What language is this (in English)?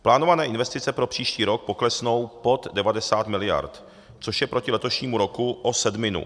Czech